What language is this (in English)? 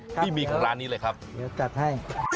Thai